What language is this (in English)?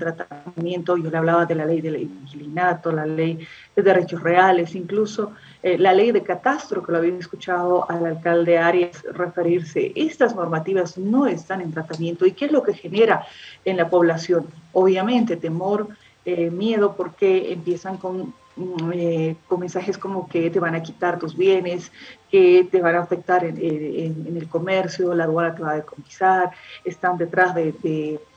Spanish